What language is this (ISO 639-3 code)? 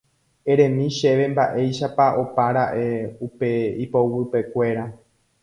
grn